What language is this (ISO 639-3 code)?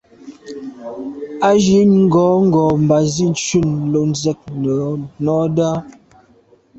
byv